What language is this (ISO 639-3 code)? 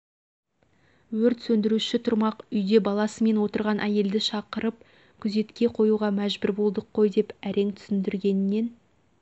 kaz